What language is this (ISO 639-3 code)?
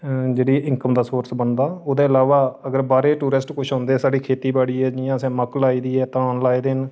doi